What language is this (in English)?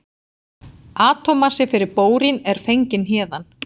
Icelandic